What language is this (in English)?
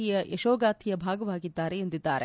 Kannada